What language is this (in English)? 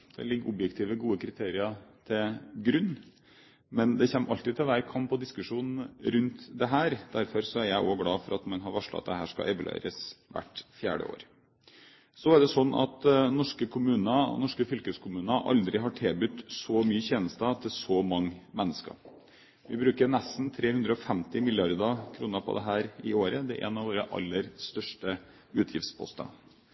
Norwegian Bokmål